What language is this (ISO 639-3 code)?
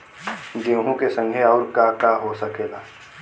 bho